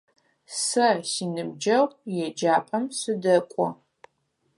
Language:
Adyghe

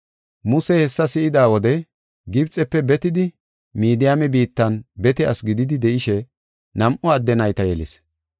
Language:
Gofa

